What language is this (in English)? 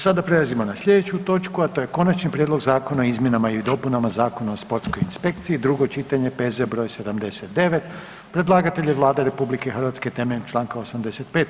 Croatian